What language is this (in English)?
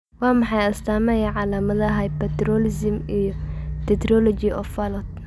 Somali